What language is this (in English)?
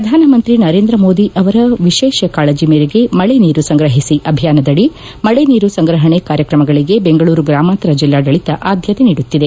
Kannada